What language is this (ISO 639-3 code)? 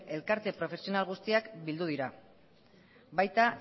eus